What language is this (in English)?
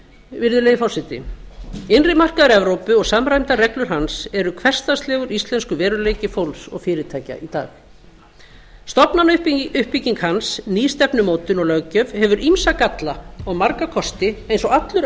Icelandic